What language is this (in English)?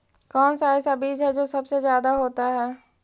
Magahi